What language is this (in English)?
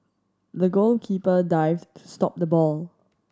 English